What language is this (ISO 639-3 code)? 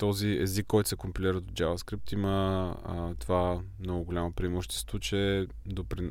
bul